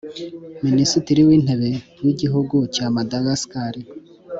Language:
Kinyarwanda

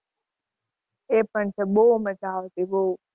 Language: Gujarati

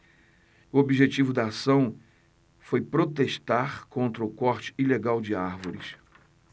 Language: Portuguese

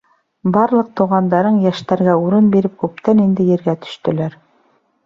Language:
Bashkir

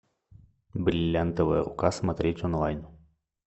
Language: Russian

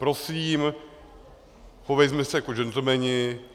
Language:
Czech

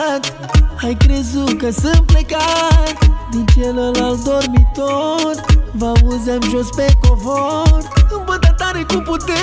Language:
Romanian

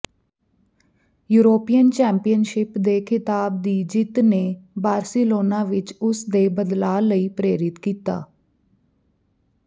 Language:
Punjabi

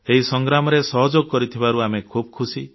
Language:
Odia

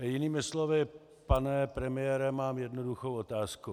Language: Czech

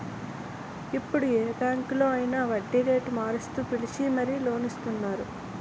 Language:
Telugu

